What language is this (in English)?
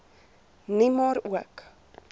Afrikaans